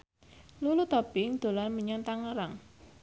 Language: Javanese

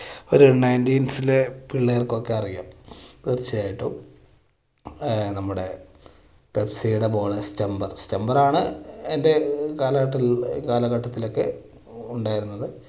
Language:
Malayalam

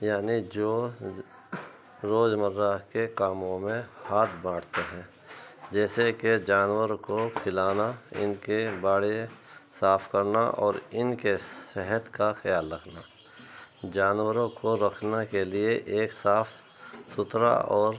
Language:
Urdu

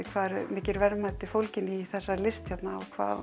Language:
Icelandic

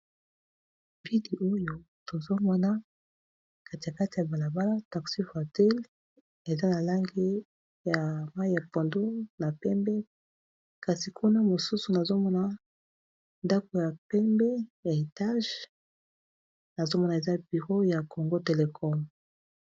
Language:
Lingala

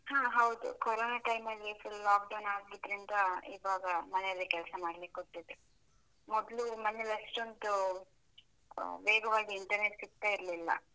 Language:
Kannada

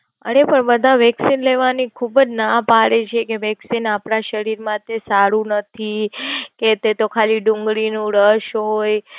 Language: Gujarati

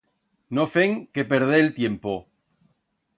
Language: Aragonese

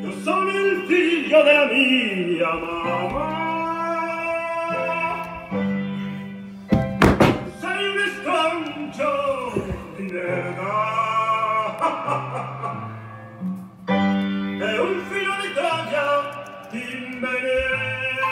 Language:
Spanish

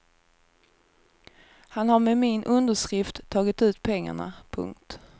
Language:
Swedish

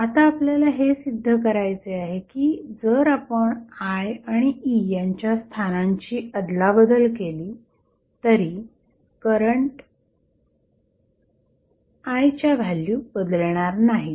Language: Marathi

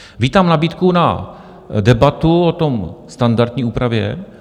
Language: Czech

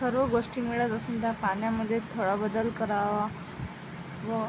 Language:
Marathi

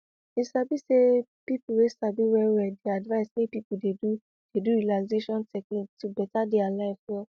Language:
Nigerian Pidgin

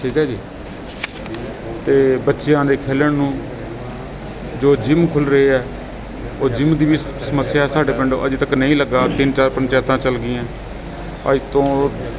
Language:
Punjabi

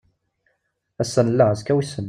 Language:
Kabyle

